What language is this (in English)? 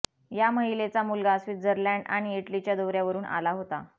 Marathi